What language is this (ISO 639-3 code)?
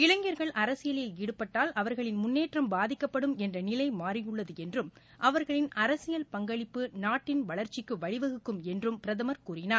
tam